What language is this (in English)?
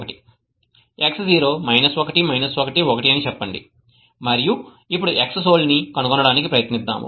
Telugu